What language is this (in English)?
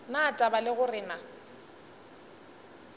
Northern Sotho